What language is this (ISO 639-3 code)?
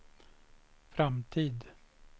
swe